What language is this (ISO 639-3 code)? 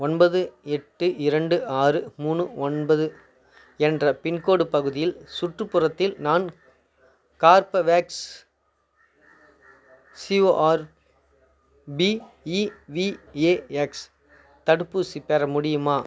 tam